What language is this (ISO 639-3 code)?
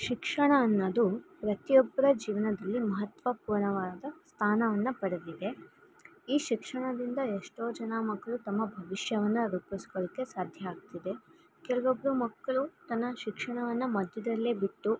kan